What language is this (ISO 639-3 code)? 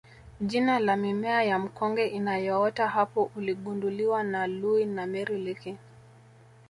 swa